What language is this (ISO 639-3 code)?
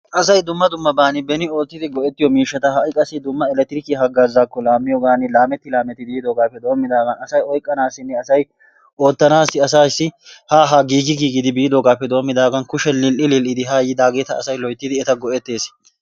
wal